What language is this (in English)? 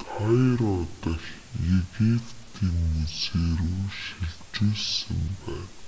Mongolian